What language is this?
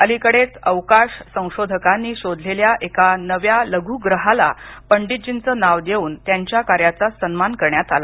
Marathi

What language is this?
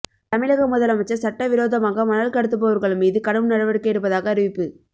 Tamil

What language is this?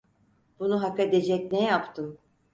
Turkish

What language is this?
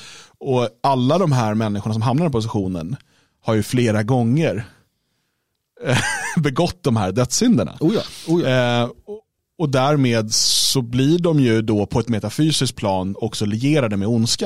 Swedish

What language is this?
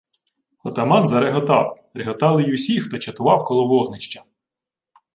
Ukrainian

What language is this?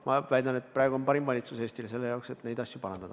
Estonian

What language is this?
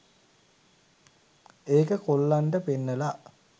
Sinhala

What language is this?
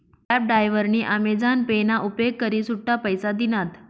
Marathi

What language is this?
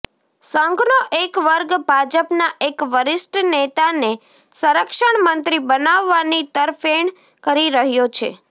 Gujarati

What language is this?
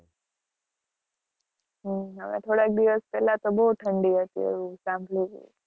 Gujarati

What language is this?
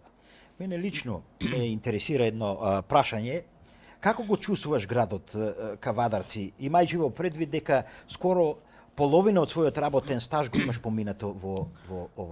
Macedonian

